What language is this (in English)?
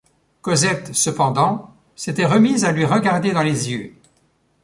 French